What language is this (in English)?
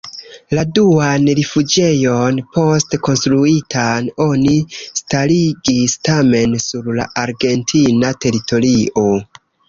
Esperanto